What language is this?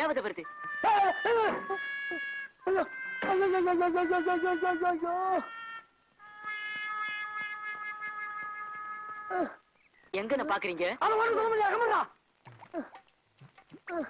Tamil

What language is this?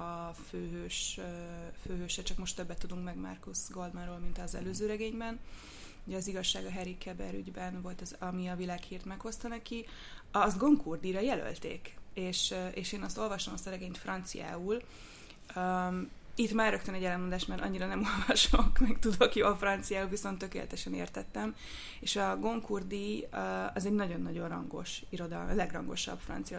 Hungarian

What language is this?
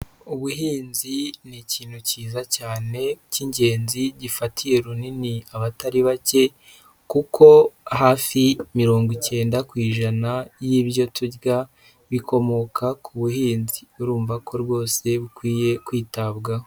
Kinyarwanda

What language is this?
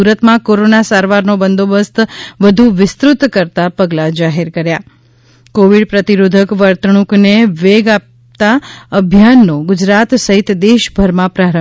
Gujarati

